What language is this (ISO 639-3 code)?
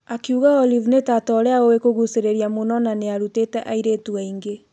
kik